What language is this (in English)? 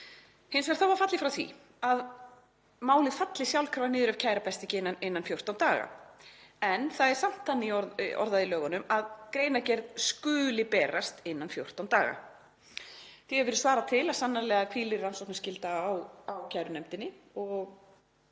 Icelandic